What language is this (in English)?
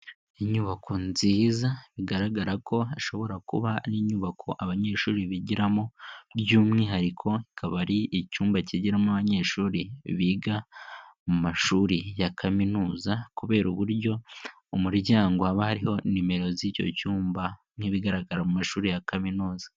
Kinyarwanda